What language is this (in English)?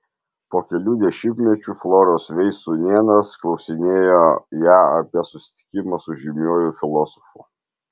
Lithuanian